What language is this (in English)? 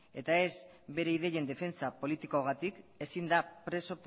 Basque